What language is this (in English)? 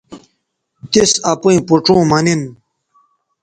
Bateri